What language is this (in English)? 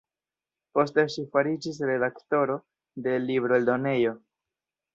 Esperanto